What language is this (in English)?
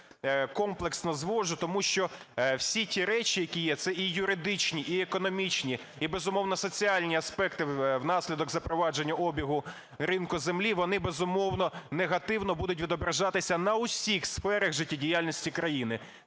Ukrainian